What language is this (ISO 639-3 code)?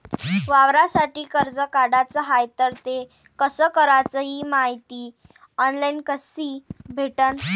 mar